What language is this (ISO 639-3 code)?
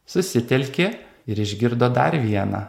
lit